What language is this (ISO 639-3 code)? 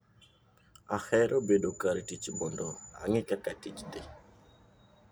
luo